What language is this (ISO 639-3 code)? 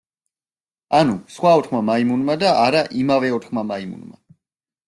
kat